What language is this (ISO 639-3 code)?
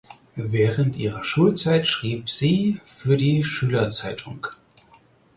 deu